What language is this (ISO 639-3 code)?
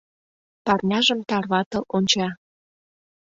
chm